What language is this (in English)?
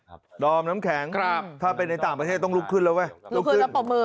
Thai